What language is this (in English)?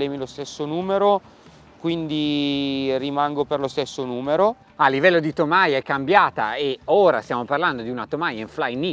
Italian